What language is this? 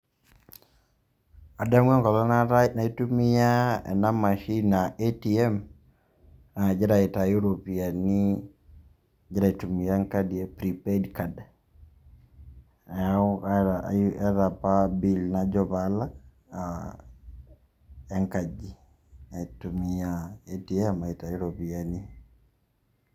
Masai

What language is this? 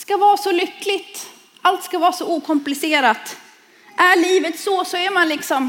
Swedish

